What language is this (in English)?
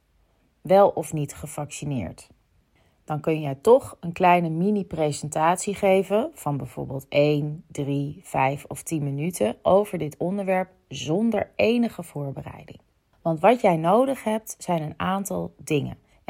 Dutch